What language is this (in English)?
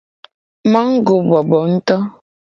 Gen